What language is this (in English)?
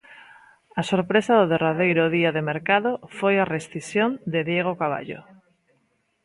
Galician